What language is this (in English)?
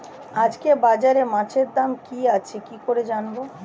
Bangla